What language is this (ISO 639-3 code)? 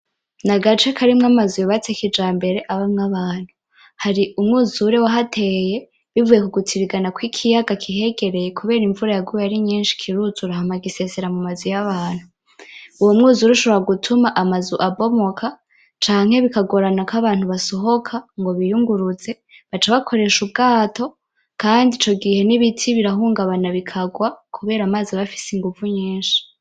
run